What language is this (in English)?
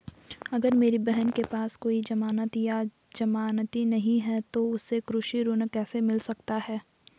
Hindi